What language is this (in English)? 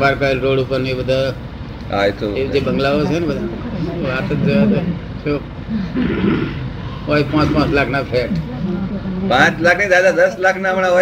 Gujarati